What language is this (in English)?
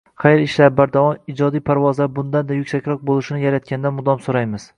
Uzbek